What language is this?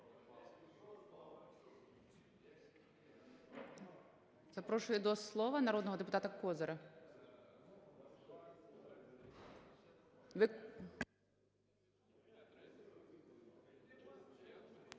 Ukrainian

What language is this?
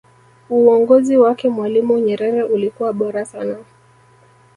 Swahili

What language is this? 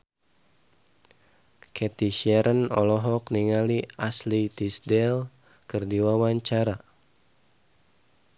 Sundanese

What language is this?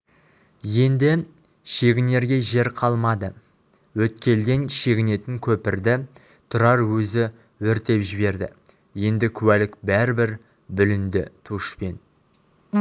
Kazakh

